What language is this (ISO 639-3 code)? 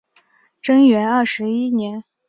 zho